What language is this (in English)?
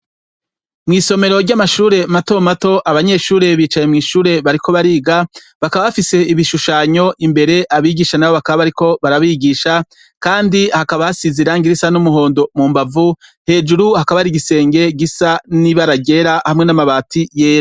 Rundi